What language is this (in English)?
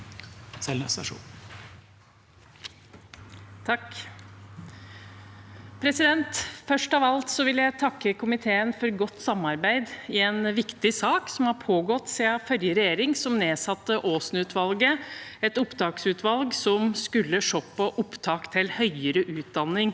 Norwegian